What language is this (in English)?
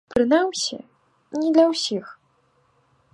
Belarusian